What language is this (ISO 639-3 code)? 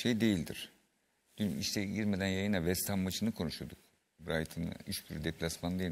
tur